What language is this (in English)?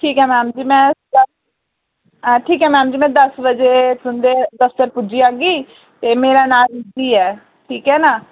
Dogri